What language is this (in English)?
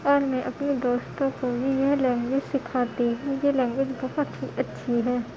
Urdu